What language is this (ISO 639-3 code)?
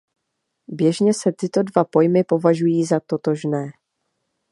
ces